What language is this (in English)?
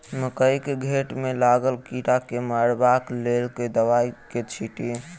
Maithili